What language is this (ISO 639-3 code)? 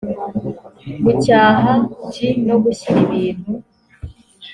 kin